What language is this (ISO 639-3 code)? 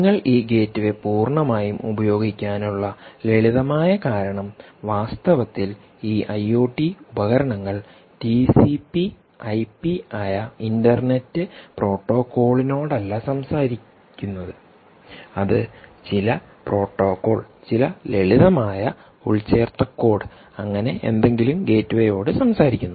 mal